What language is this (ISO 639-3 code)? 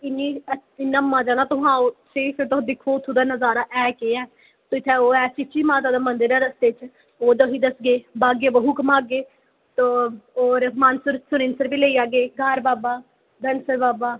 doi